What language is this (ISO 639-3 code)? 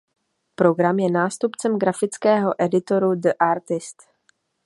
ces